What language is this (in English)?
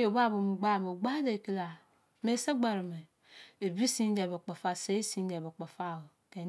Izon